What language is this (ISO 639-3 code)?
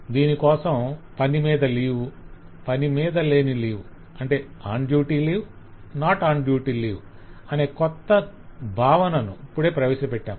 tel